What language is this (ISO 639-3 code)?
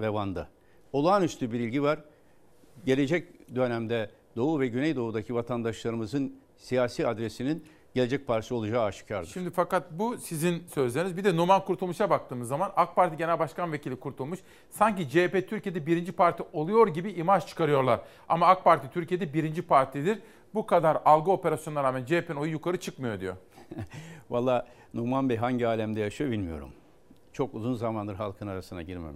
tur